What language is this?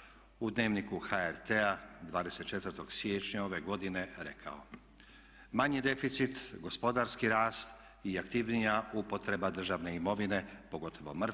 Croatian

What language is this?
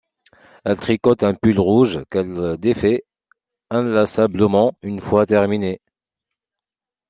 French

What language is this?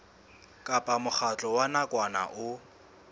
Southern Sotho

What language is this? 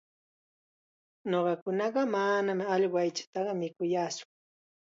Chiquián Ancash Quechua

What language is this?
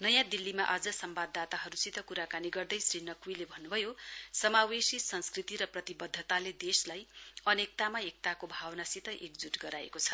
Nepali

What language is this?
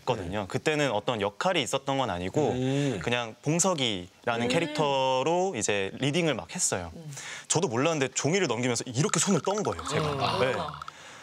Korean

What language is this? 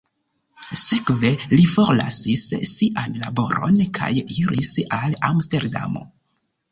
Esperanto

